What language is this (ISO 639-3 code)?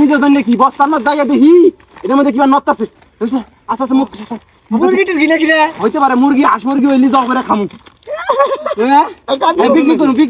ara